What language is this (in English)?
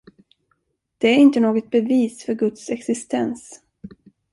Swedish